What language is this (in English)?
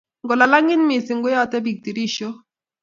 Kalenjin